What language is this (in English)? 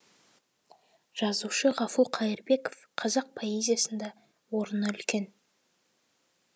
Kazakh